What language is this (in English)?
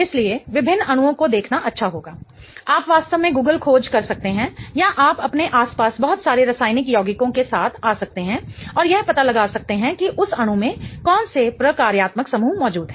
Hindi